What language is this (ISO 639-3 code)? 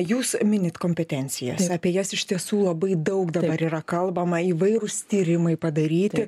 lit